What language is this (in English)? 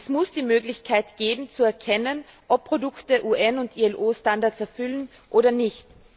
German